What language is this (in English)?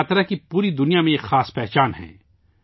Urdu